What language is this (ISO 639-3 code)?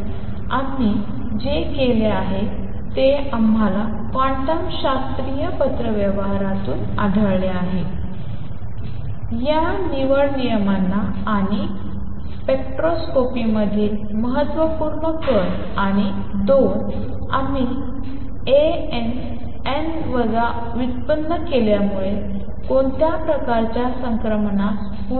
mar